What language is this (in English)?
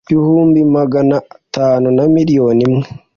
Kinyarwanda